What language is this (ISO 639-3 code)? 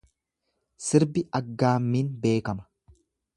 orm